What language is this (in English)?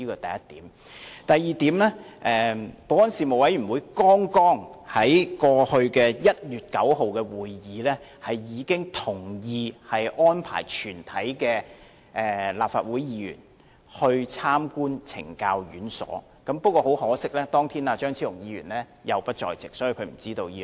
Cantonese